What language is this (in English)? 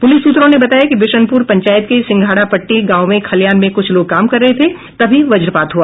Hindi